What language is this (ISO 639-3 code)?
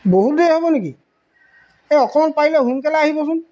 asm